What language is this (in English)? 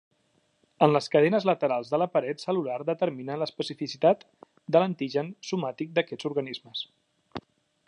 Catalan